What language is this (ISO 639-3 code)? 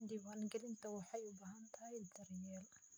som